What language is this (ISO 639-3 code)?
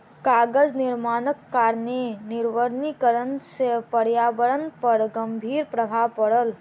mai